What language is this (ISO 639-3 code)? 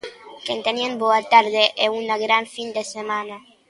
glg